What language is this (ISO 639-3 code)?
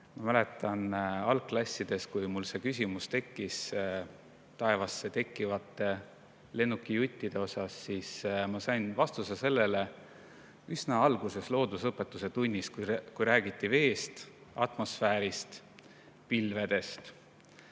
est